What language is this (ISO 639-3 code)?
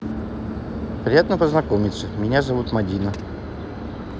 rus